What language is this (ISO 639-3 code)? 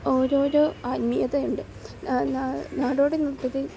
mal